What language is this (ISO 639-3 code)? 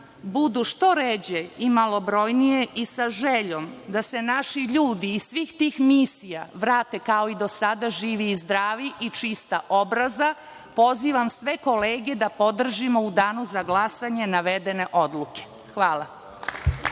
srp